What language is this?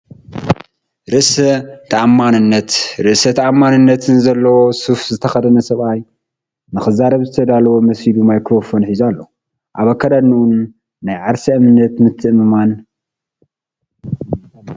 Tigrinya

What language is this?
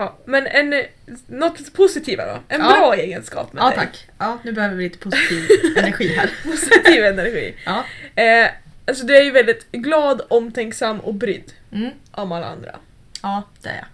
Swedish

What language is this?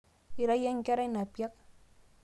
Masai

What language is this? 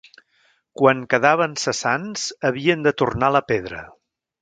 Catalan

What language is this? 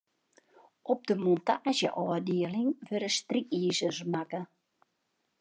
Western Frisian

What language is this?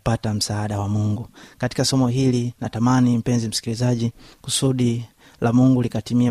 Swahili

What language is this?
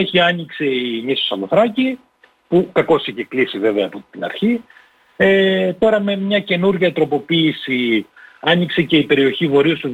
Greek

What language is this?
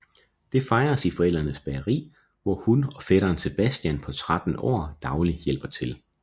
Danish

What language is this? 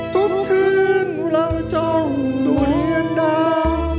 Thai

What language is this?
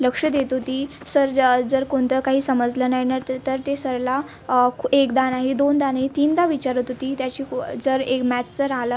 Marathi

